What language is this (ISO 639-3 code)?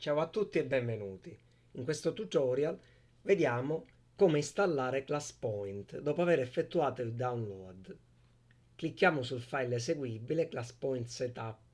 ita